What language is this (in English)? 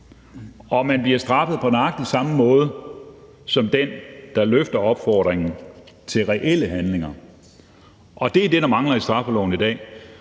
Danish